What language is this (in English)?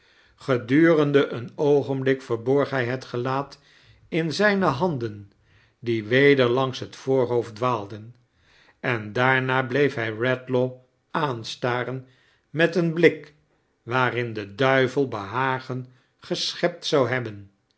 Dutch